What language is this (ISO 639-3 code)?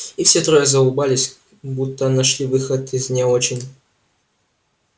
rus